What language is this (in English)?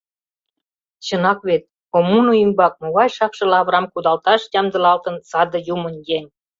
Mari